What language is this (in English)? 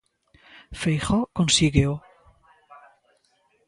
Galician